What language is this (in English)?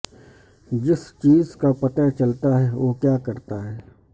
Urdu